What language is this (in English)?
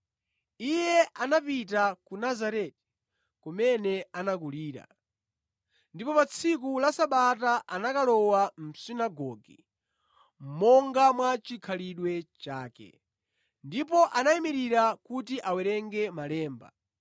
Nyanja